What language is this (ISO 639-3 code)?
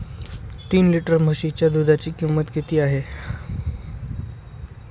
mar